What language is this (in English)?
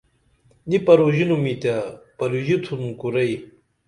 Dameli